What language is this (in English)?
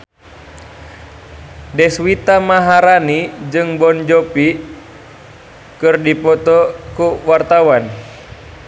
Sundanese